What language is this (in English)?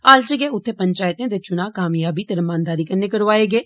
Dogri